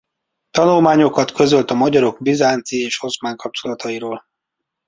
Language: Hungarian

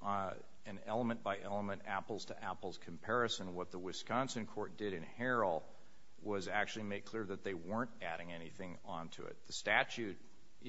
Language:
English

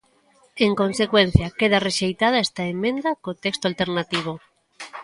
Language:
Galician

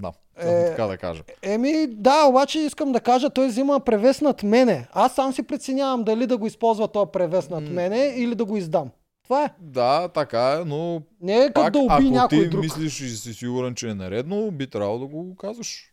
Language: Bulgarian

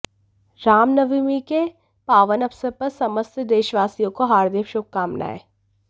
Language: Hindi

